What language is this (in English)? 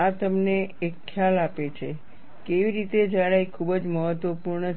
Gujarati